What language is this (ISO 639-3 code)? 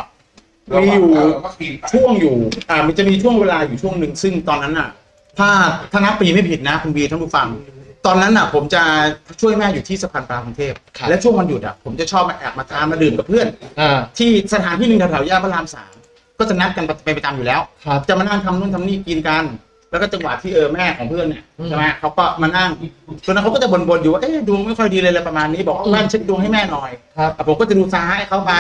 tha